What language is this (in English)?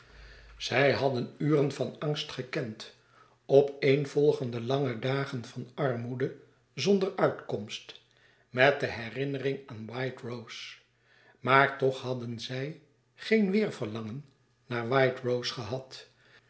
Dutch